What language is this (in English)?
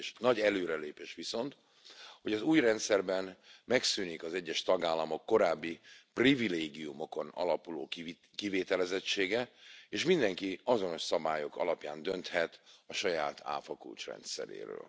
Hungarian